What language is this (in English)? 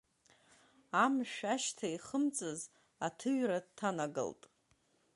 Abkhazian